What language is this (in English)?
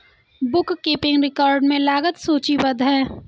Hindi